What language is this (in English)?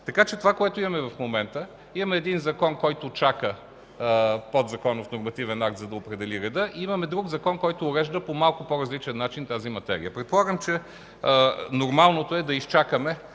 Bulgarian